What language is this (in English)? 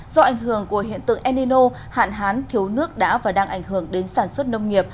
Vietnamese